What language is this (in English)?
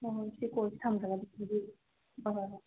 Manipuri